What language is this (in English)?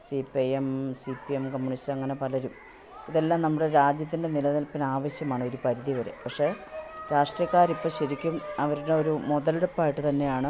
Malayalam